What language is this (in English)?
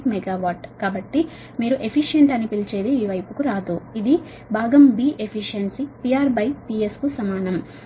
Telugu